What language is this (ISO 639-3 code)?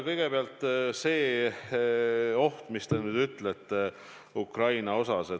est